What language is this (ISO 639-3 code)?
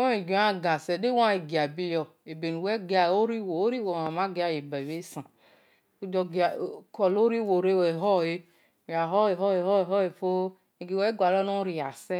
ish